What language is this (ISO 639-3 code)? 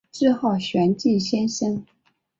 zho